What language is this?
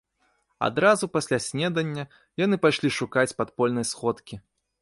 Belarusian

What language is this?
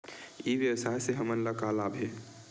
Chhattisgarhi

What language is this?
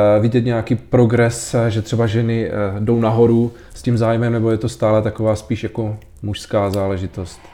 Czech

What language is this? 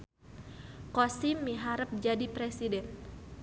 Sundanese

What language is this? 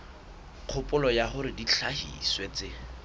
Southern Sotho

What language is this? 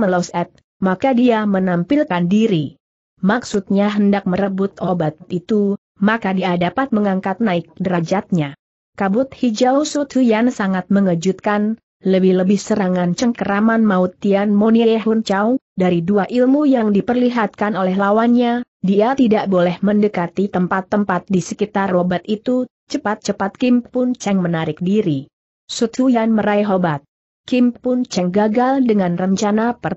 Indonesian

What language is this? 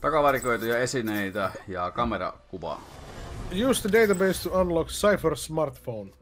Finnish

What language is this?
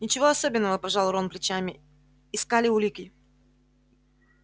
Russian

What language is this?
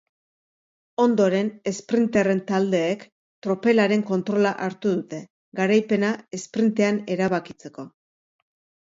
Basque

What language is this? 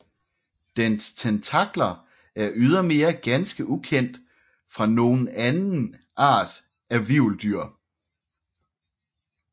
Danish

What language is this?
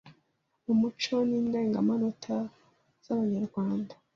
Kinyarwanda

